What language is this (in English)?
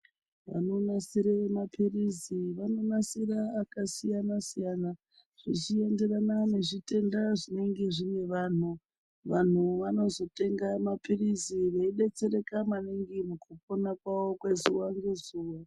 Ndau